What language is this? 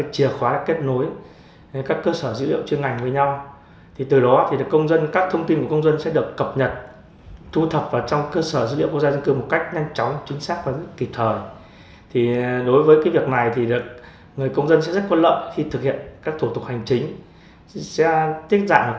Vietnamese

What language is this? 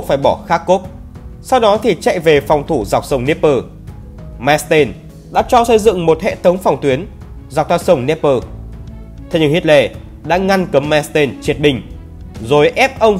Vietnamese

